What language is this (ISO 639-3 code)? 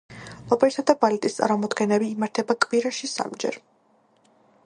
kat